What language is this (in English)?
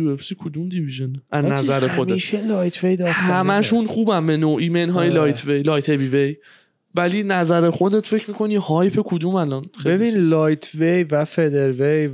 Persian